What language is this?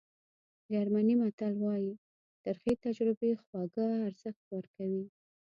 Pashto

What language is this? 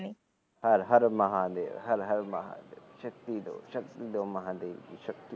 Punjabi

